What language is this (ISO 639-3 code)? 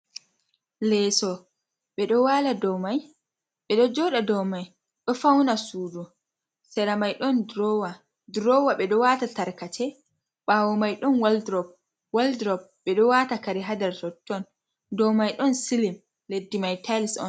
ful